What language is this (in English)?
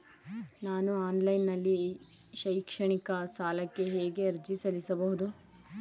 Kannada